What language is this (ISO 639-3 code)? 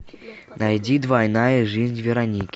rus